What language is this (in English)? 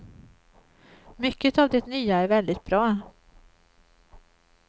Swedish